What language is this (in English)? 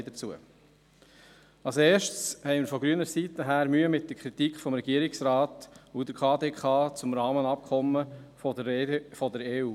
Swiss German